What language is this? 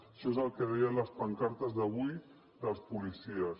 Catalan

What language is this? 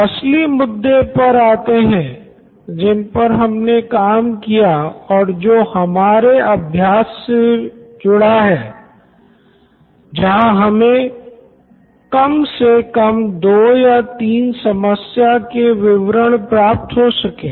Hindi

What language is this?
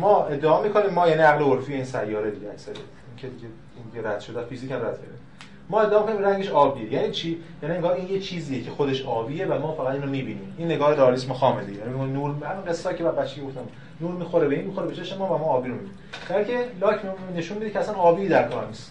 Persian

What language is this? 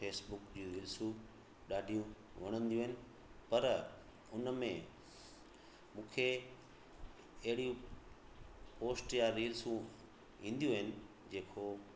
Sindhi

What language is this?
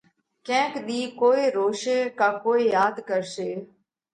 Parkari Koli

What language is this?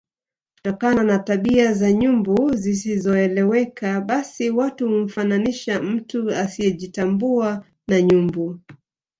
Swahili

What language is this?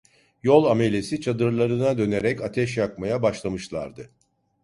Turkish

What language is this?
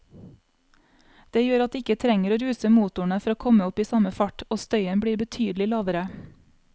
Norwegian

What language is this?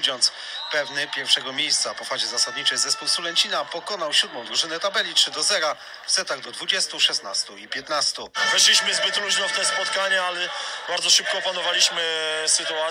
Polish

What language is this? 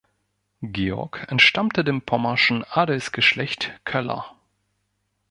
German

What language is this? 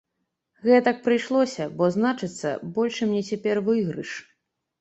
Belarusian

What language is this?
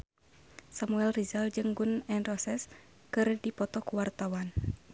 Sundanese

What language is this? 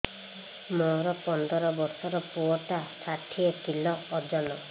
Odia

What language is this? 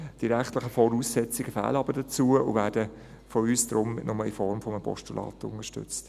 Swiss German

